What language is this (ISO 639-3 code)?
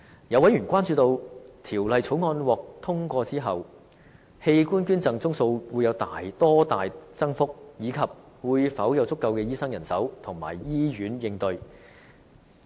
yue